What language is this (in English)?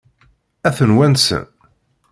Kabyle